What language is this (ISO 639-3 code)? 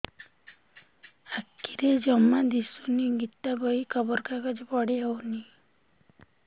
ori